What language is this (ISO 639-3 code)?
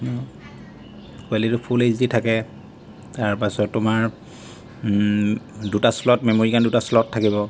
asm